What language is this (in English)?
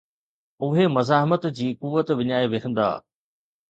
Sindhi